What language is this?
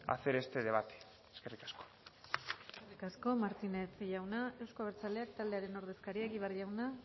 Basque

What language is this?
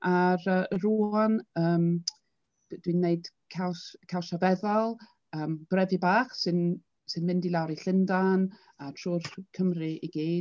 Welsh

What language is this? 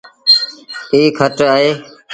Sindhi Bhil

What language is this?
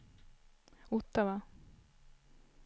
Swedish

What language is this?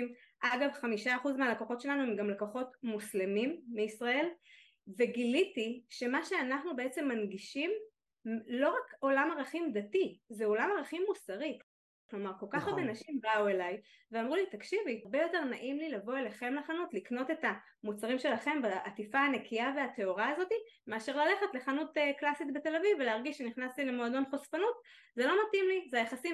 Hebrew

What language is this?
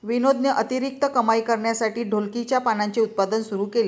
Marathi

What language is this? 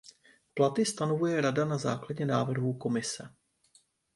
Czech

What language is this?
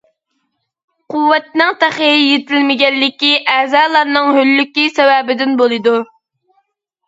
Uyghur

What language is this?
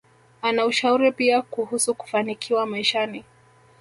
Swahili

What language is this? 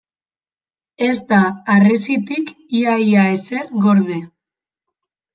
Basque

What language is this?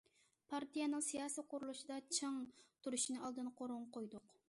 Uyghur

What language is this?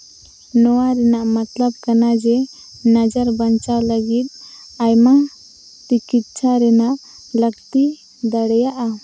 Santali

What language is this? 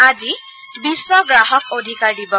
Assamese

